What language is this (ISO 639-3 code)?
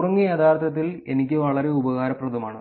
mal